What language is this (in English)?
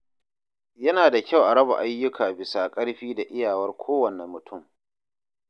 Hausa